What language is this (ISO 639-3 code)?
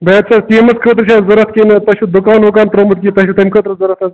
kas